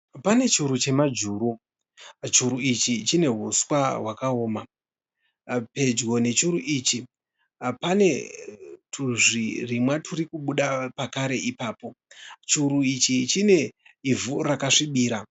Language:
Shona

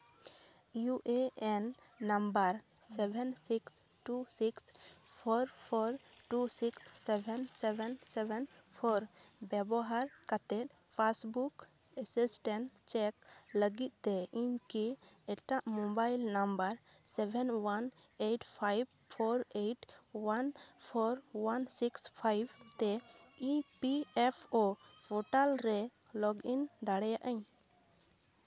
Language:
Santali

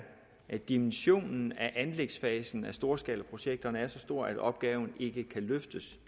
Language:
Danish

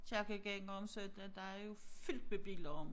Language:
Danish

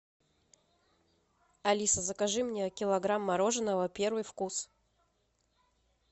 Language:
Russian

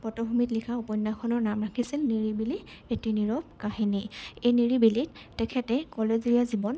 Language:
Assamese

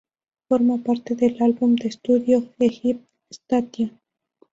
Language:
Spanish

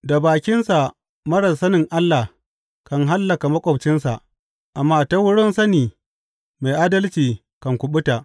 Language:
Hausa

